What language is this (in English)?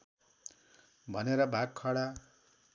Nepali